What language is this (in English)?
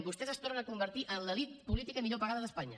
Catalan